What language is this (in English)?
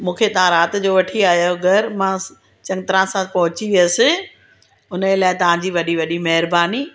Sindhi